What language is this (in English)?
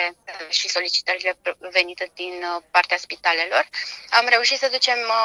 Romanian